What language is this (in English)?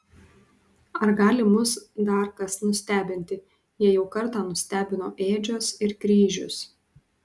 Lithuanian